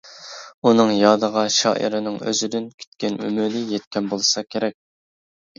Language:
Uyghur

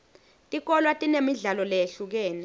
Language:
Swati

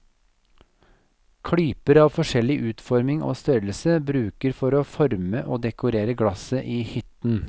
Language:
Norwegian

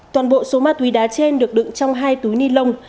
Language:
Vietnamese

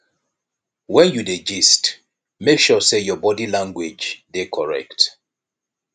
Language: Nigerian Pidgin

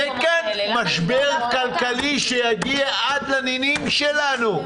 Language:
Hebrew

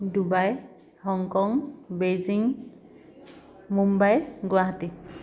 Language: Assamese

